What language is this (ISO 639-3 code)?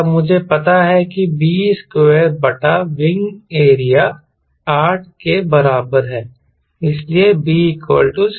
hin